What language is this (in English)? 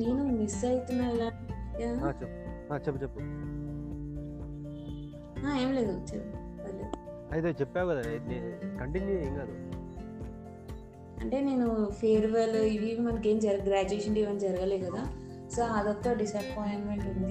Telugu